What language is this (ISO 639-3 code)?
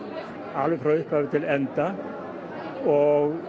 isl